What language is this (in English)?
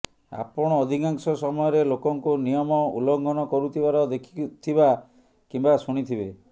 Odia